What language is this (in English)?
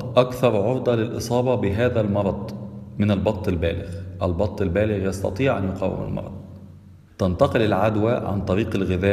Arabic